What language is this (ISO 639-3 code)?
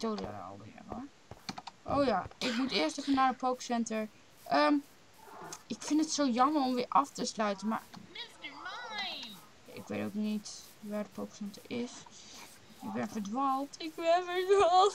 nld